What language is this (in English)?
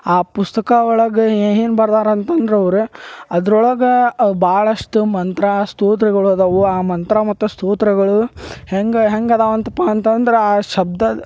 Kannada